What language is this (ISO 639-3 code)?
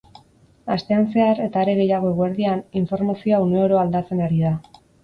eus